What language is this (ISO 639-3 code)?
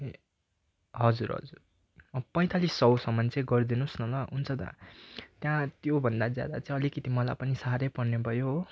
nep